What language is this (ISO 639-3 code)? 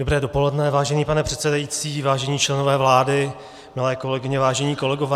ces